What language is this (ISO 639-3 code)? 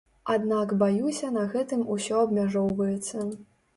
bel